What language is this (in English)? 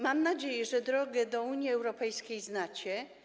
Polish